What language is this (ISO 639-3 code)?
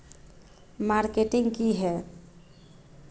mag